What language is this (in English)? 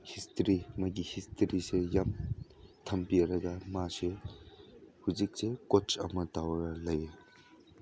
Manipuri